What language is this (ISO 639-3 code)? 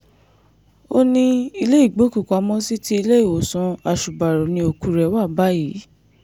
yor